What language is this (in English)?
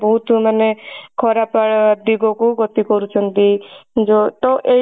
Odia